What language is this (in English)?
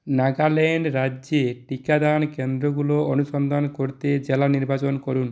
Bangla